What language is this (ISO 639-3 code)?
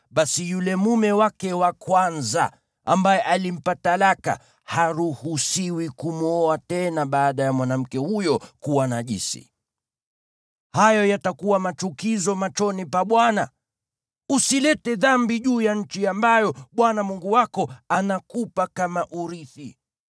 swa